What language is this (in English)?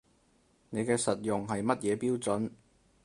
Cantonese